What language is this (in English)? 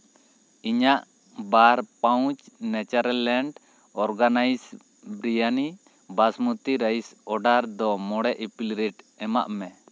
Santali